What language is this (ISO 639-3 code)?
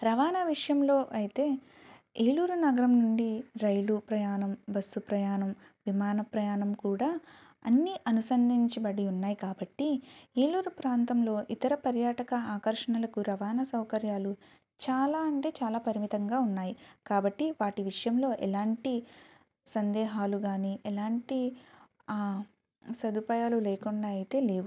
tel